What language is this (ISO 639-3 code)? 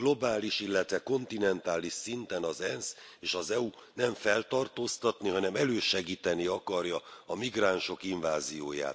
hun